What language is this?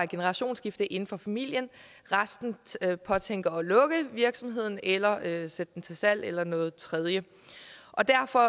Danish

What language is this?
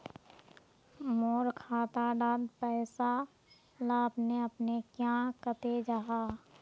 Magahi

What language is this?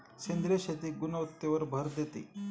Marathi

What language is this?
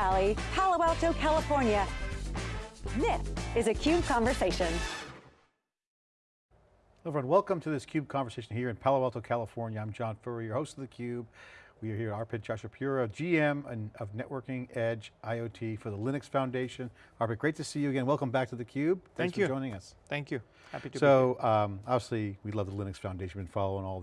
English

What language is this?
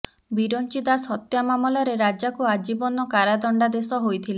Odia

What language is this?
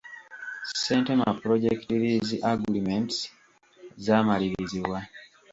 Ganda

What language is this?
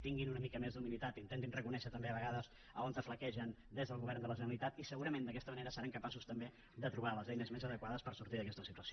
Catalan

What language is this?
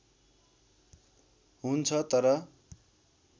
Nepali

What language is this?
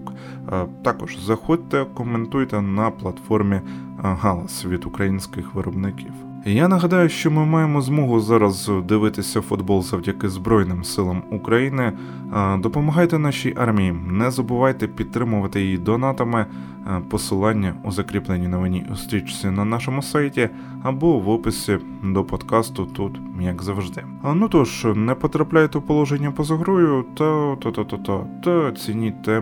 Ukrainian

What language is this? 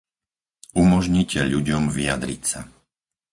Slovak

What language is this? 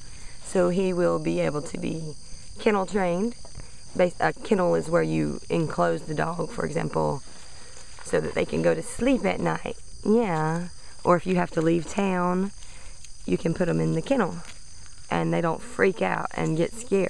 English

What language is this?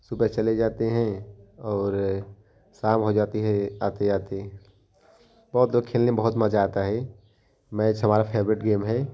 Hindi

